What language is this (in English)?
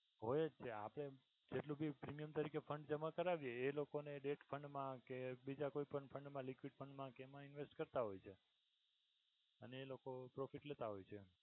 Gujarati